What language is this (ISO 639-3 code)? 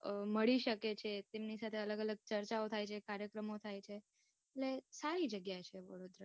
guj